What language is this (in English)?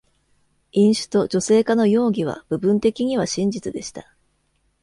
Japanese